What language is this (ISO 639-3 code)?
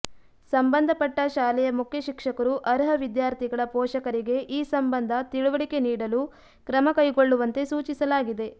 kan